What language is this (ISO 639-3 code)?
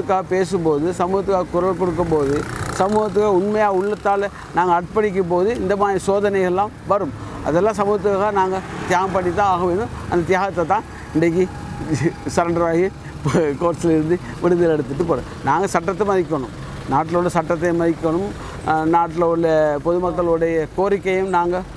tam